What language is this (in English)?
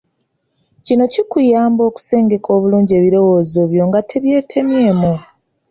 Ganda